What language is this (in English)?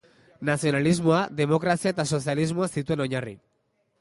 Basque